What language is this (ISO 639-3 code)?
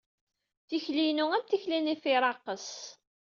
kab